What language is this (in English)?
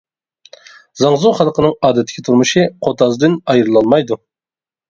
Uyghur